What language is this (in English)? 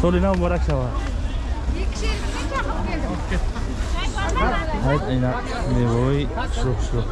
Turkish